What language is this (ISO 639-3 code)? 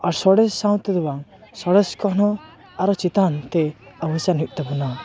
sat